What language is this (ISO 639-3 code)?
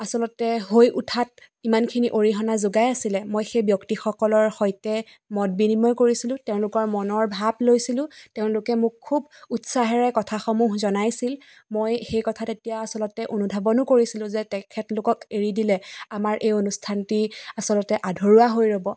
asm